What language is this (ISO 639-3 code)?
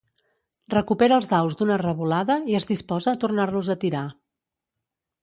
cat